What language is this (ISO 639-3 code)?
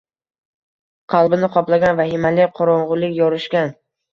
uzb